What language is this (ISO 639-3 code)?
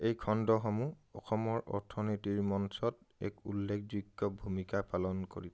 asm